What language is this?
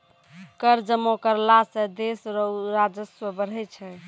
Maithili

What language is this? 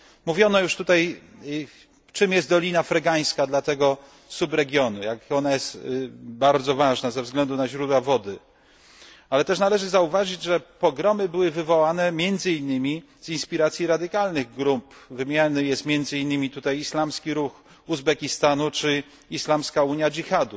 Polish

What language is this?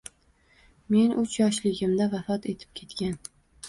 Uzbek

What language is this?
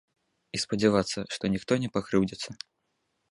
Belarusian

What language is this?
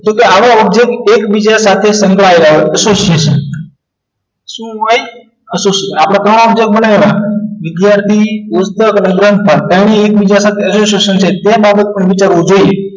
Gujarati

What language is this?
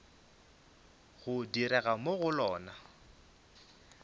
Northern Sotho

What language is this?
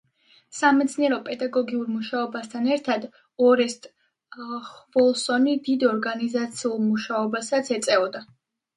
Georgian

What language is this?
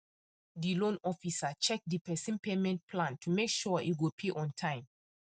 Nigerian Pidgin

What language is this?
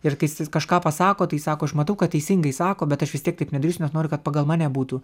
Lithuanian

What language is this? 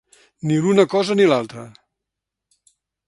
Catalan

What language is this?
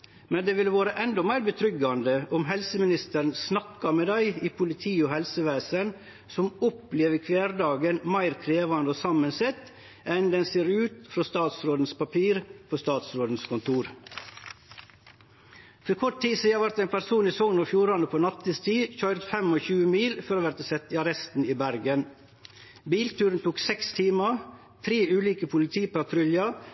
Norwegian Nynorsk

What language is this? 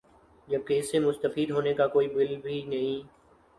Urdu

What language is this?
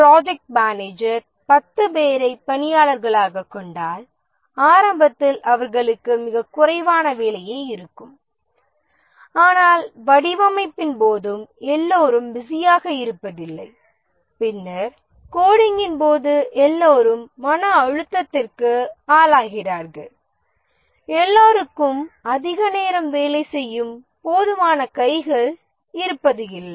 Tamil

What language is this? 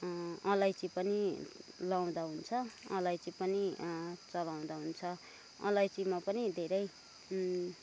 Nepali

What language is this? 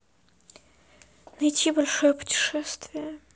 Russian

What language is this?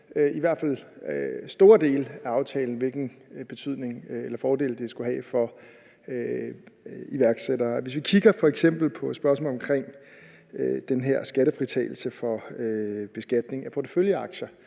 Danish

